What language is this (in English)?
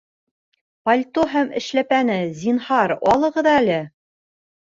Bashkir